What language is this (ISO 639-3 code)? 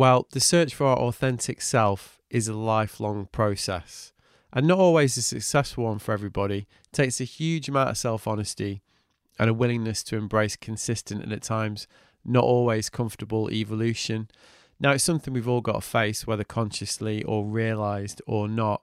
eng